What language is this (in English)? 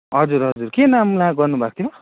Nepali